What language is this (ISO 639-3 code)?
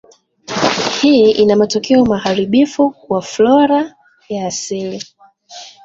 swa